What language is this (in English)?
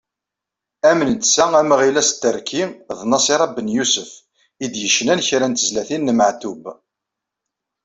Kabyle